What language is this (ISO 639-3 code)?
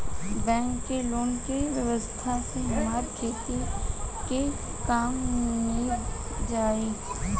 bho